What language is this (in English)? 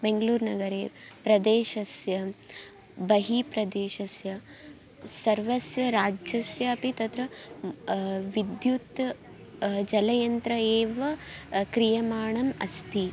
Sanskrit